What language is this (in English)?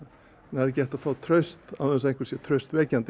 Icelandic